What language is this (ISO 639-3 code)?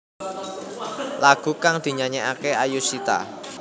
jav